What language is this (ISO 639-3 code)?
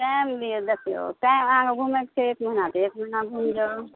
mai